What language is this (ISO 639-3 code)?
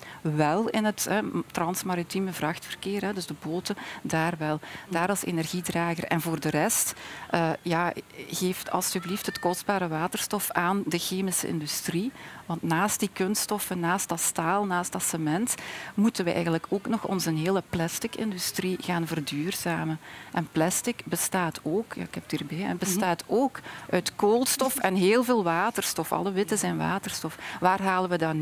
nld